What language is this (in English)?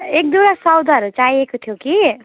Nepali